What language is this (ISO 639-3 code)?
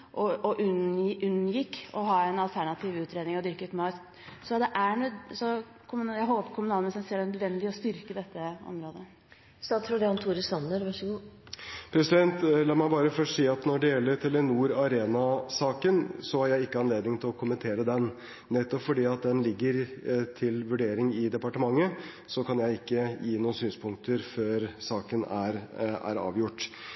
nob